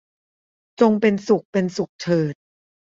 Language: Thai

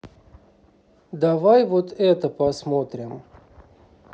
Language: Russian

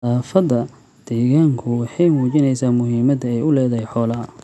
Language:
Somali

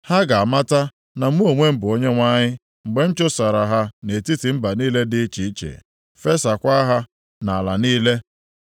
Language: Igbo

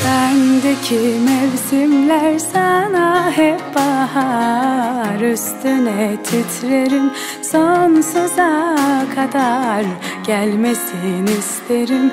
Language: Arabic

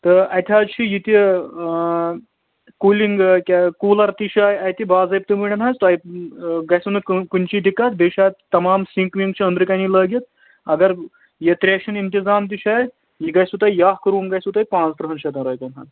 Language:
Kashmiri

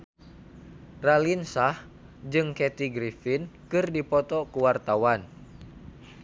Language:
Sundanese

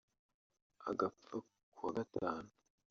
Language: Kinyarwanda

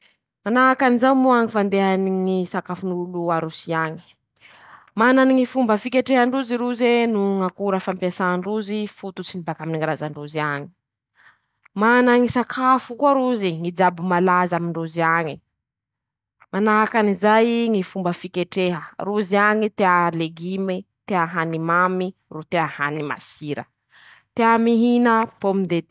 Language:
Masikoro Malagasy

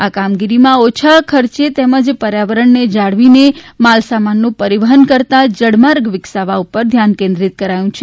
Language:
Gujarati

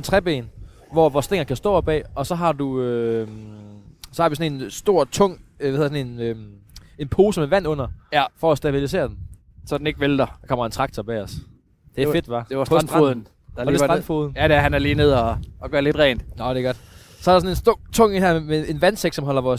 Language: Danish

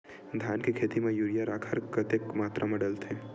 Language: Chhattisgarhi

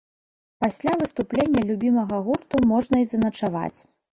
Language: Belarusian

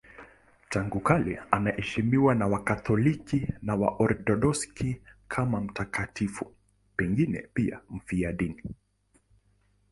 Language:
Swahili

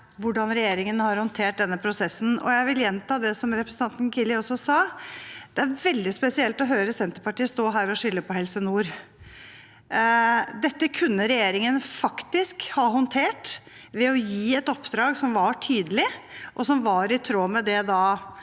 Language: Norwegian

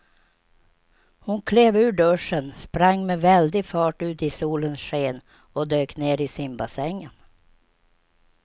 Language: Swedish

